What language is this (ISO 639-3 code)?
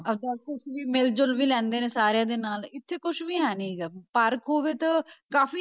pan